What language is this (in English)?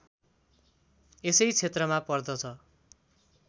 Nepali